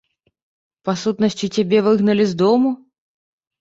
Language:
Belarusian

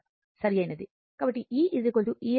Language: Telugu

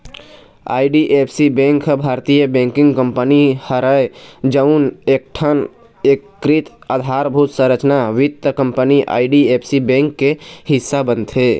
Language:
Chhattisgarhi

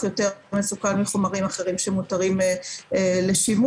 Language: Hebrew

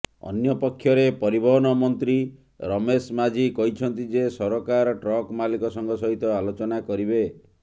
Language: Odia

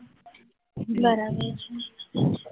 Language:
Gujarati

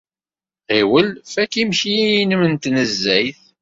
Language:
Kabyle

